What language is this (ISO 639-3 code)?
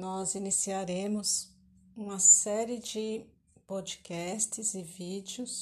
por